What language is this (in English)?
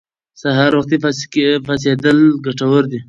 Pashto